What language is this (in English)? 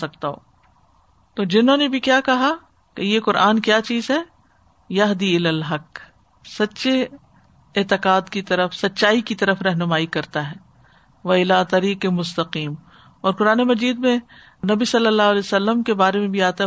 Urdu